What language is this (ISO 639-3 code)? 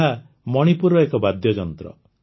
ori